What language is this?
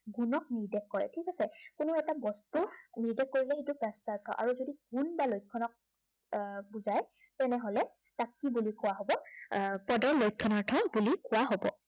Assamese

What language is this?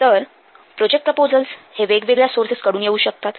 Marathi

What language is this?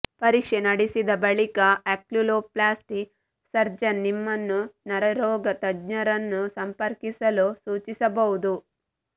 Kannada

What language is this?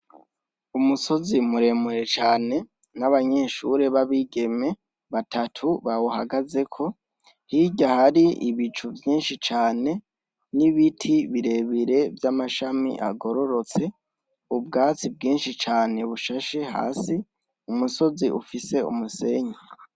Rundi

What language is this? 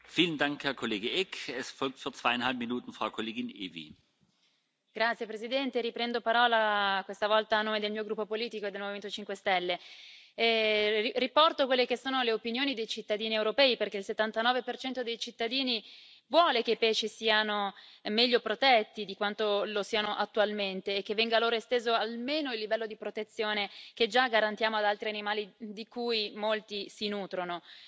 Italian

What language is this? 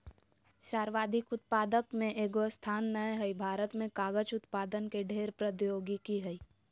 Magahi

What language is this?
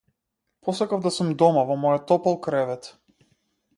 Macedonian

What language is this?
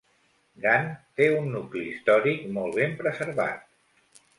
Catalan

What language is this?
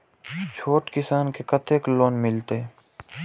Maithili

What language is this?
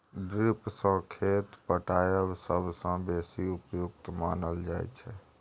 Maithili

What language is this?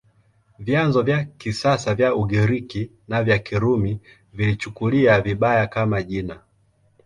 Swahili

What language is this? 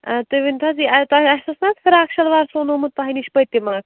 Kashmiri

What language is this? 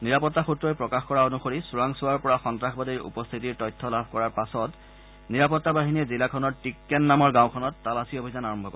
Assamese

